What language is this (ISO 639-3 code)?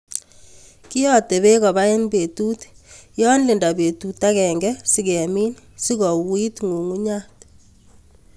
kln